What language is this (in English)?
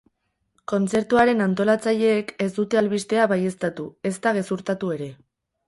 Basque